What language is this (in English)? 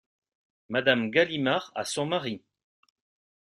French